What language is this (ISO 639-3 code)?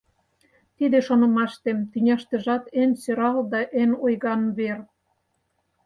chm